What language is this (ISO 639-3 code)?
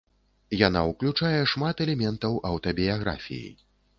bel